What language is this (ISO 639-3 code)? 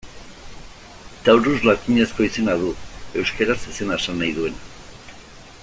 eus